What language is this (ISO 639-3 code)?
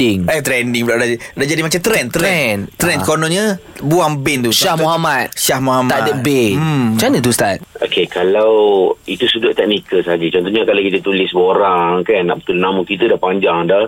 msa